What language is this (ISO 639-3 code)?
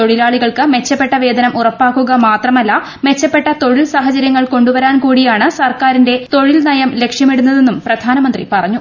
mal